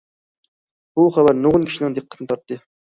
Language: Uyghur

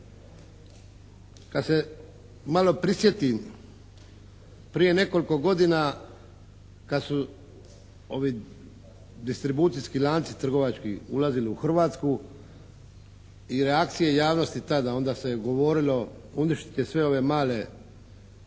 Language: Croatian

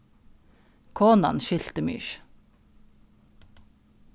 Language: Faroese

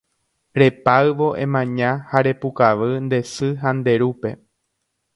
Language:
Guarani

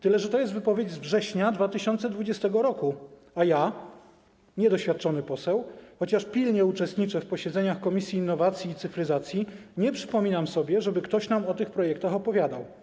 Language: Polish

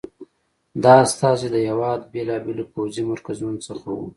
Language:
Pashto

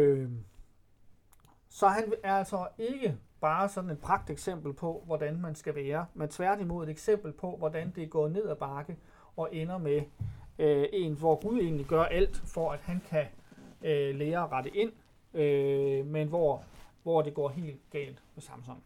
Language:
Danish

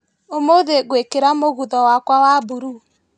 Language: Kikuyu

